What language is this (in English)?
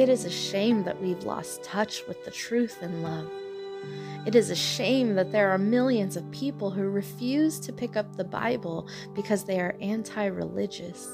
English